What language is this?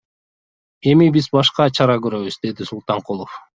Kyrgyz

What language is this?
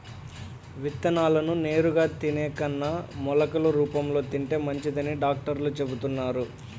Telugu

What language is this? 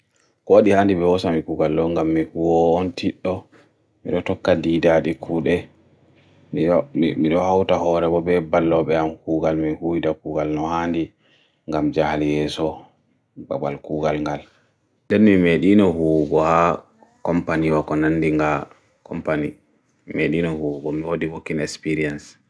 Bagirmi Fulfulde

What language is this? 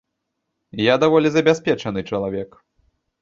Belarusian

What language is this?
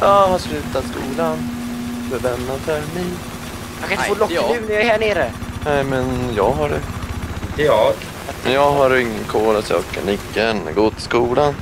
Swedish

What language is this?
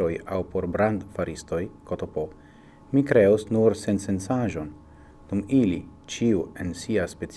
Italian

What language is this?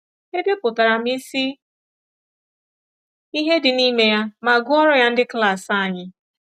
Igbo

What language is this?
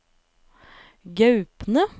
Norwegian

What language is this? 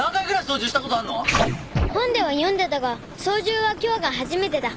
Japanese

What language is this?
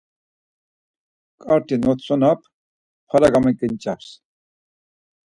Laz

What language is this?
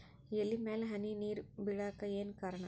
Kannada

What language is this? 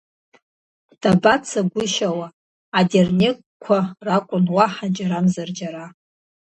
Abkhazian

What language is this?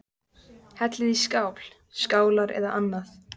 Icelandic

